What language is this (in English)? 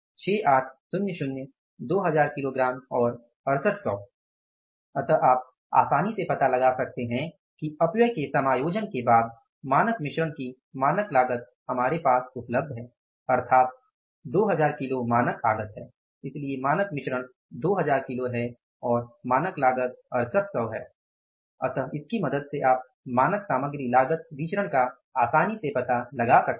Hindi